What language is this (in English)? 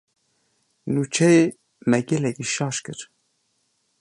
Kurdish